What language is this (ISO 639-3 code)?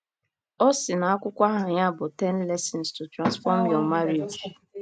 ibo